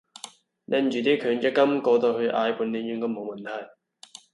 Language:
Cantonese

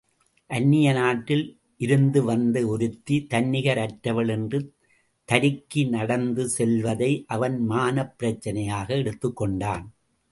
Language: Tamil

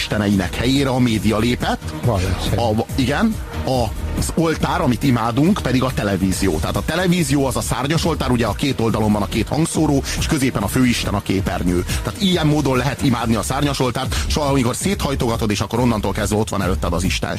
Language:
Hungarian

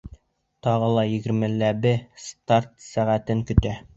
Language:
Bashkir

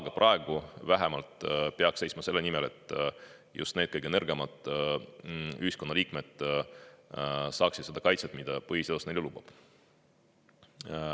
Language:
Estonian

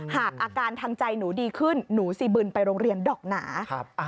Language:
Thai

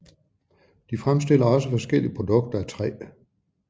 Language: Danish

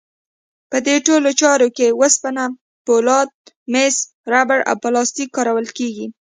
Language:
Pashto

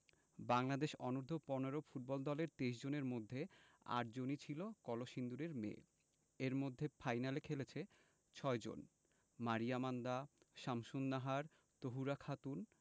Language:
Bangla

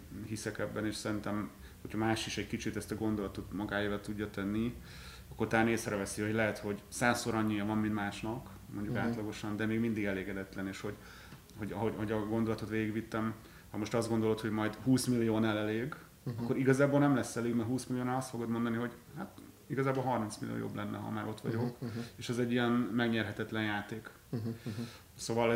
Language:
Hungarian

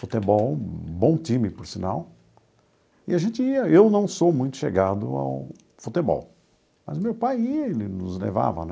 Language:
Portuguese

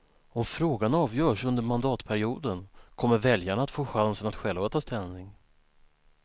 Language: Swedish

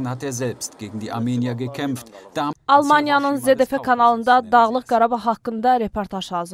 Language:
Turkish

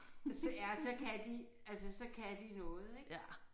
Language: Danish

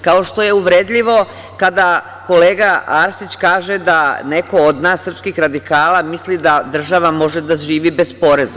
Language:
Serbian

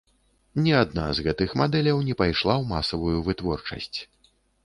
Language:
Belarusian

